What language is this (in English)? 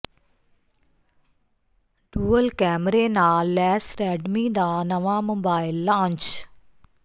Punjabi